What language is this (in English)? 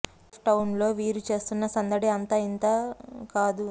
Telugu